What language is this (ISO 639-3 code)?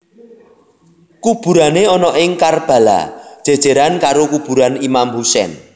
jav